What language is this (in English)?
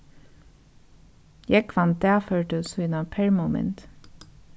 Faroese